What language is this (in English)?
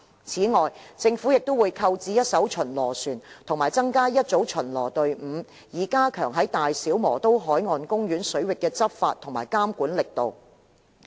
Cantonese